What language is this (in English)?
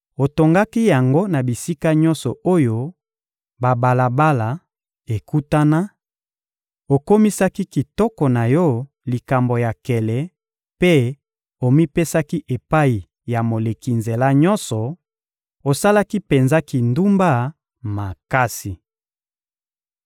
Lingala